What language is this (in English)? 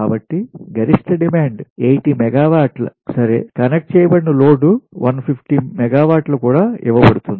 Telugu